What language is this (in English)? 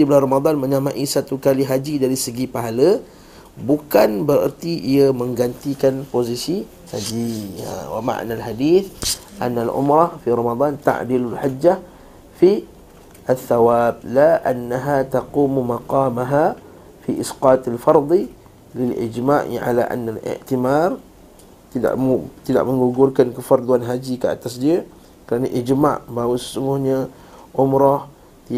Malay